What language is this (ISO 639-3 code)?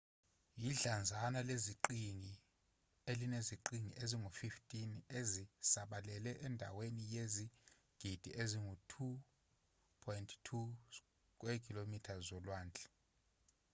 zul